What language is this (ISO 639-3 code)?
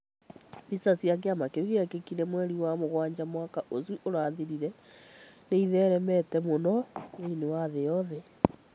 kik